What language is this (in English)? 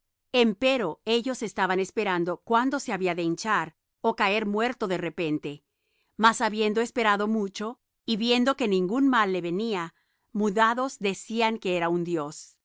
Spanish